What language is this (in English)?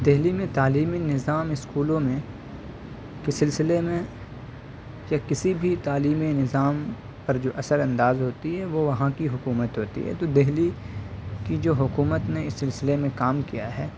Urdu